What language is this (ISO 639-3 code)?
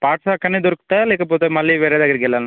tel